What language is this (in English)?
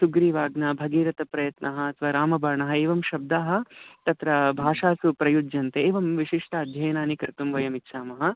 Sanskrit